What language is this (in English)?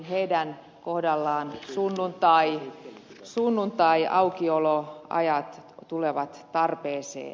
Finnish